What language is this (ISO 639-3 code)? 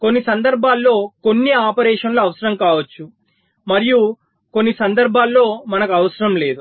tel